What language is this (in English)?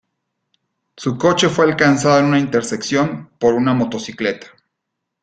Spanish